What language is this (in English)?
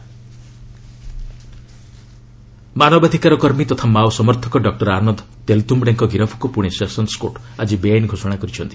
Odia